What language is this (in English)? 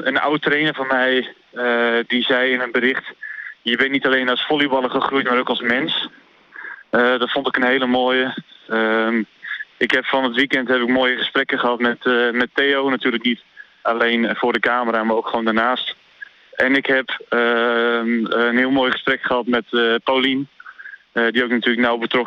Dutch